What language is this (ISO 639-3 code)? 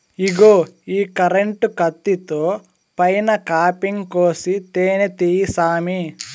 tel